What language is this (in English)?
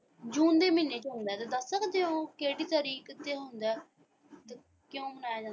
Punjabi